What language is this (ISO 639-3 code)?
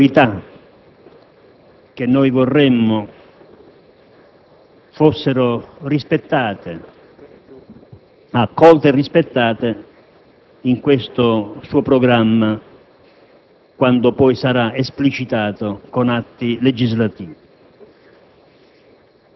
ita